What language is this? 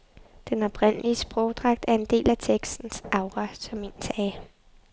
Danish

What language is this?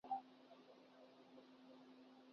Urdu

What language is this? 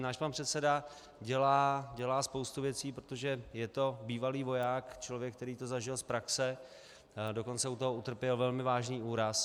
Czech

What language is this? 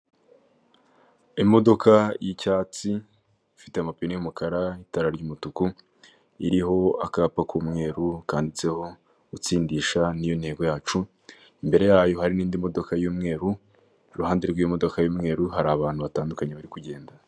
Kinyarwanda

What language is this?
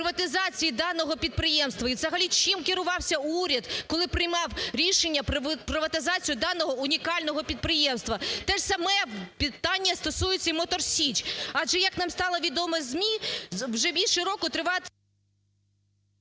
Ukrainian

